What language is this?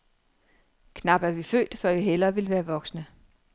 Danish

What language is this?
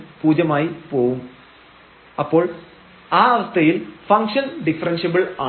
Malayalam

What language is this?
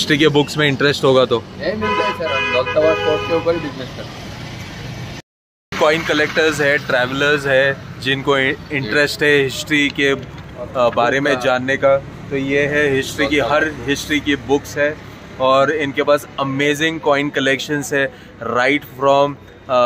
Hindi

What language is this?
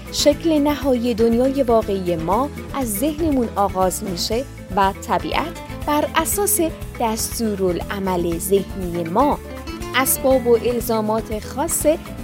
Persian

